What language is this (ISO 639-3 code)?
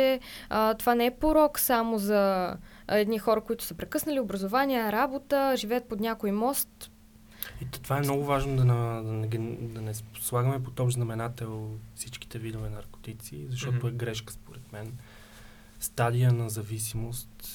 bul